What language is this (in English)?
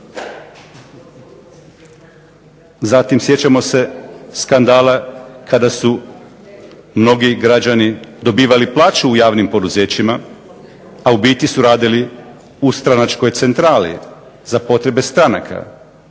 Croatian